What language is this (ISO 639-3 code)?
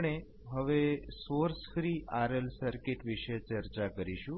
guj